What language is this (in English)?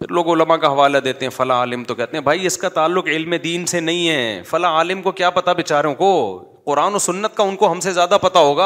Urdu